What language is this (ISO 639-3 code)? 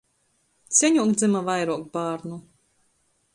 ltg